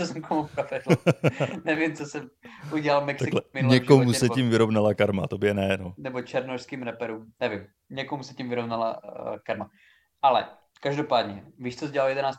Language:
Czech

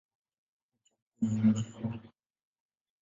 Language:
Swahili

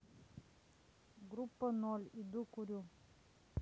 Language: Russian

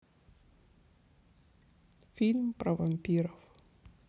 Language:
Russian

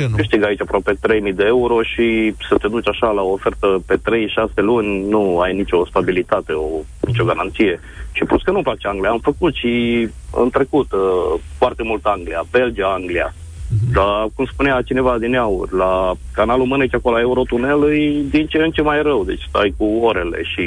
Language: Romanian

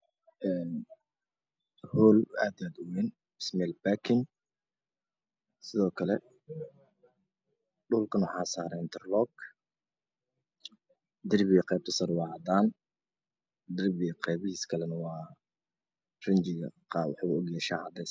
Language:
Somali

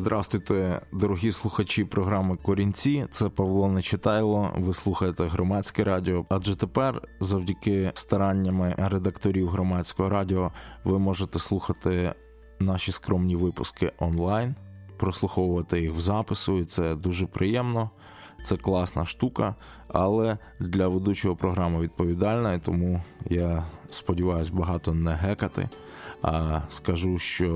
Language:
Ukrainian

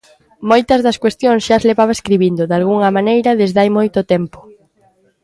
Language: Galician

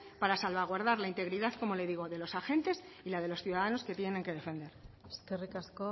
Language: Spanish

